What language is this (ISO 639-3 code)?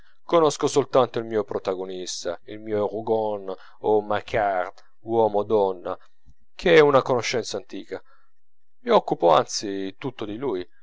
ita